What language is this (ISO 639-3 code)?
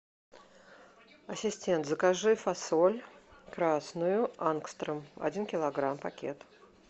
rus